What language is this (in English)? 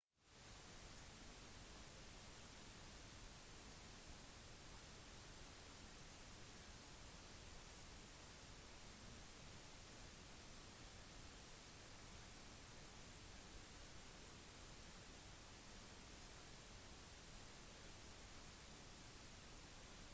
Norwegian Bokmål